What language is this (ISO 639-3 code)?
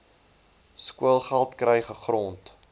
afr